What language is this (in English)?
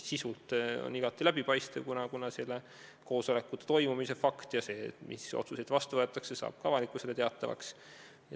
Estonian